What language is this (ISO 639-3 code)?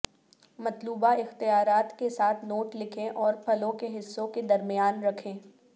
urd